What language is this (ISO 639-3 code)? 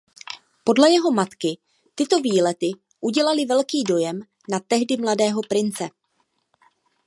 ces